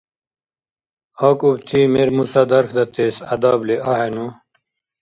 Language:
Dargwa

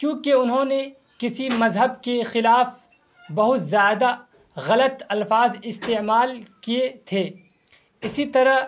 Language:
Urdu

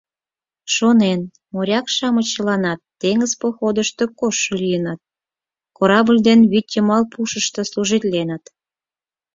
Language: Mari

